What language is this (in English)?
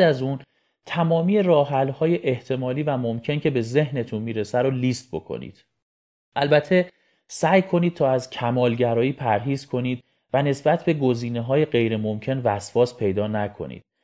Persian